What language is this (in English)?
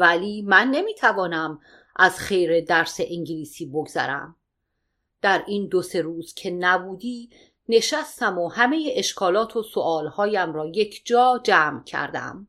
Persian